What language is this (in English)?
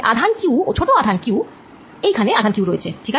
Bangla